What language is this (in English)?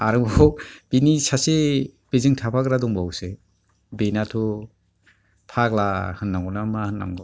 Bodo